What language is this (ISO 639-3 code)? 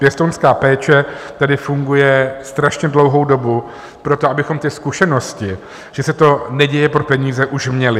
ces